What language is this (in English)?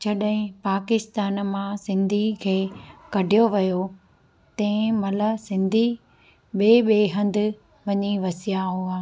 Sindhi